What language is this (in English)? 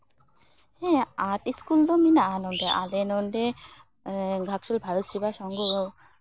Santali